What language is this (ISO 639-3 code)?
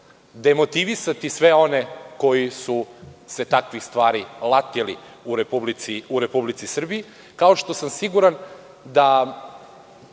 srp